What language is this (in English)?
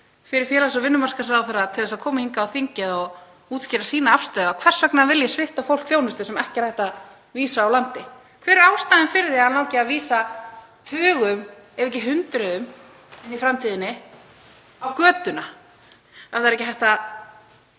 Icelandic